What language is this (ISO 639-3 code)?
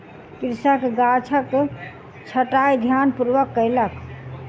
mai